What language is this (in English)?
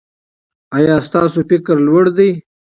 Pashto